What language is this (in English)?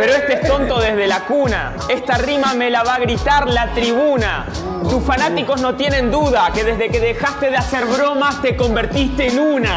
Spanish